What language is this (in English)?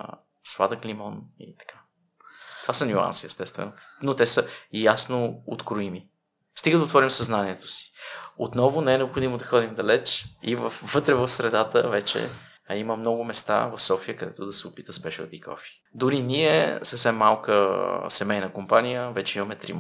Bulgarian